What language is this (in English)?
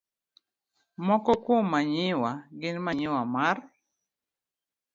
Luo (Kenya and Tanzania)